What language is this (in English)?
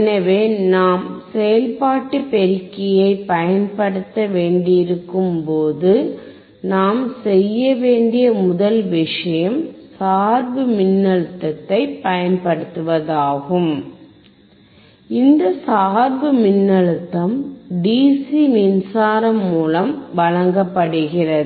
Tamil